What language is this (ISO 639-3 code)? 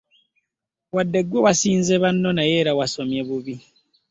lug